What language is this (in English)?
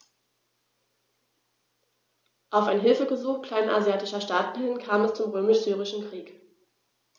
German